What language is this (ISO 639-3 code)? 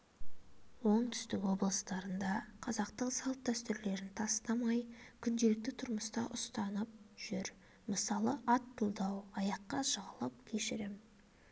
kaz